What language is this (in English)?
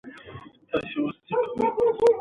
Pashto